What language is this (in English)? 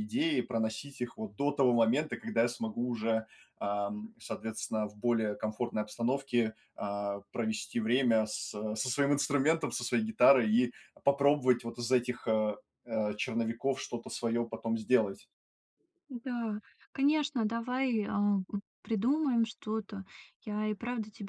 Russian